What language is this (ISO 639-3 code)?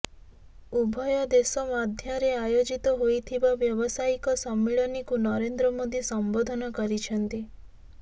ori